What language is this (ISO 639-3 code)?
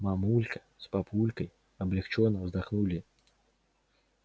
rus